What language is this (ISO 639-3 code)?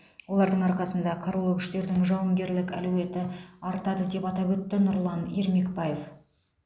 kaz